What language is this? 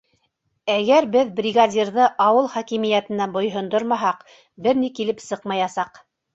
Bashkir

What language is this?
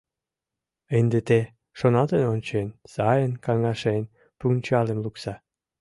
Mari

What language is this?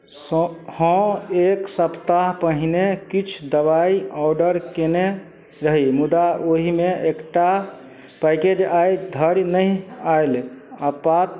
Maithili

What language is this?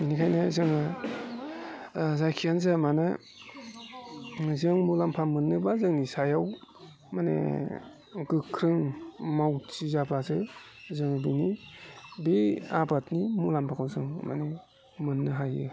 Bodo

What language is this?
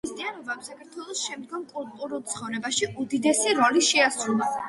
Georgian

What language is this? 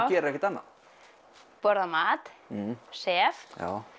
Icelandic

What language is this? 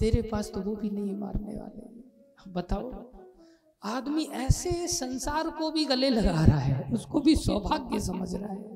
Hindi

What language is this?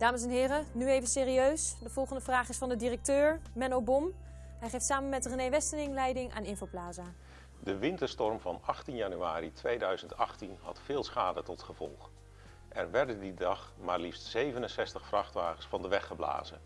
Dutch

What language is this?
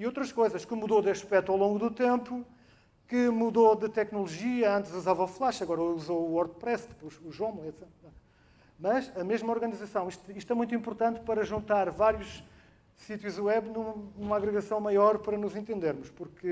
Portuguese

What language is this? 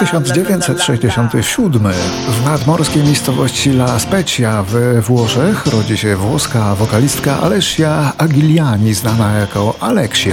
Polish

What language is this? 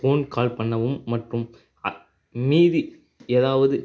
Tamil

